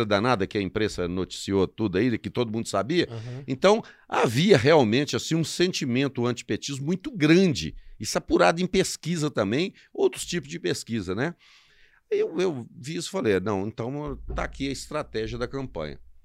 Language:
Portuguese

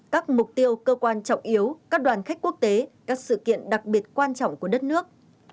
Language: Vietnamese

